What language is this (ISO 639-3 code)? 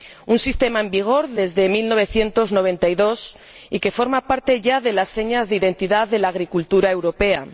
spa